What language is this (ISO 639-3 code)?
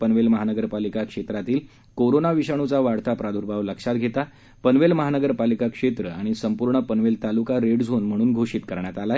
mar